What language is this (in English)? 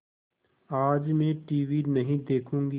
Hindi